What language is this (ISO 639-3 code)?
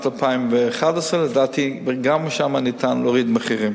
heb